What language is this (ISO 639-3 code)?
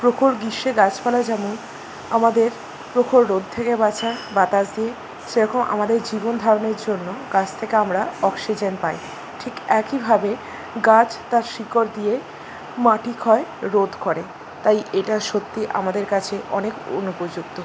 ben